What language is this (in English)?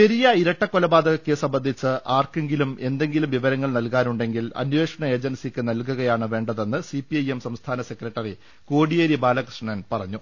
Malayalam